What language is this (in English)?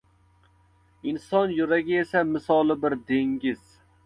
Uzbek